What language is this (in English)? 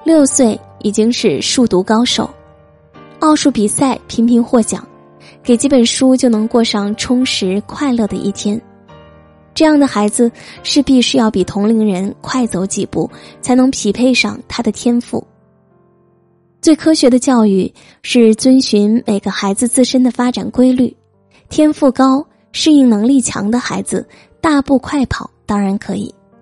Chinese